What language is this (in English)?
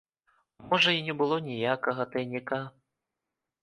Belarusian